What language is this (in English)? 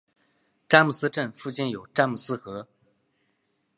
Chinese